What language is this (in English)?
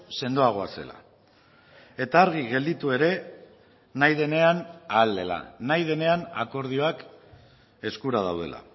Basque